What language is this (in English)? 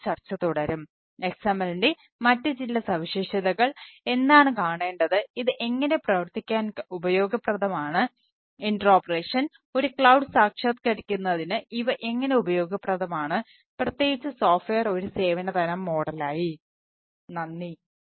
Malayalam